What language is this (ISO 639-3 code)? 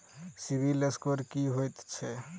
mai